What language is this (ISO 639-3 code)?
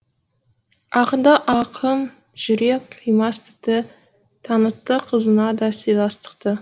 kaz